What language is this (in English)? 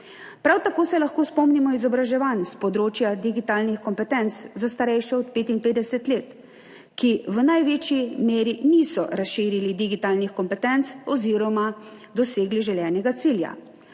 Slovenian